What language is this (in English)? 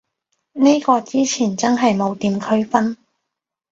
Cantonese